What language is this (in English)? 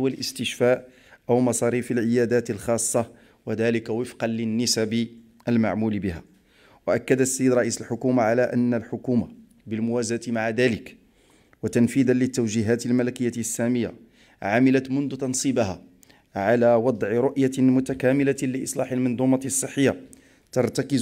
Arabic